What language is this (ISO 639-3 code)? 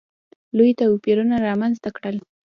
pus